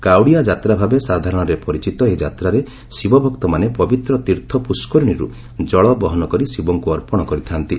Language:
Odia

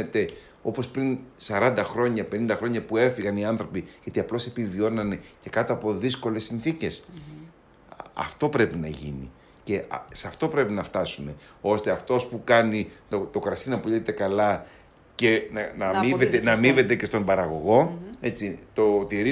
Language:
Greek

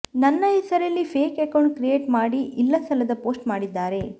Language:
Kannada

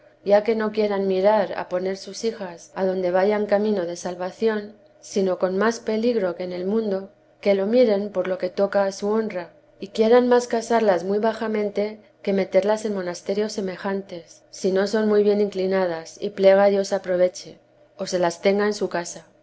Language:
Spanish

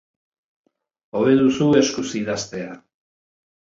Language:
Basque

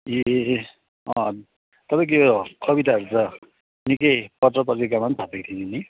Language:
Nepali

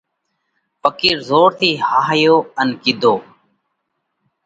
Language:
Parkari Koli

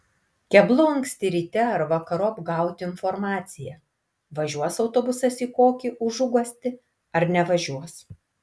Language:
Lithuanian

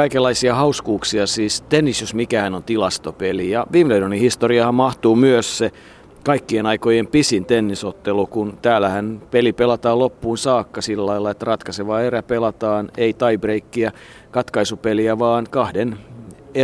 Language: Finnish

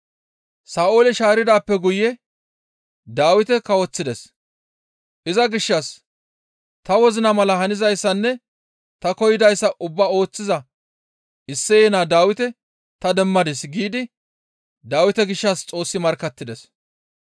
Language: Gamo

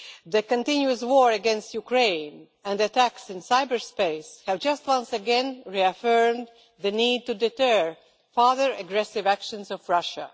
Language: English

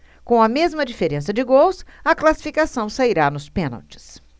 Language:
Portuguese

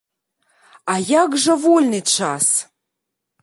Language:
Belarusian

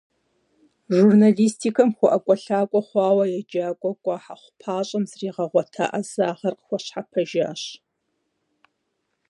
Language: Kabardian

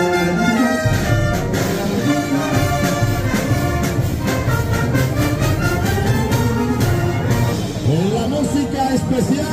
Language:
Spanish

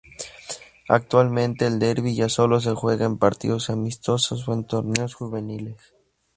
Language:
Spanish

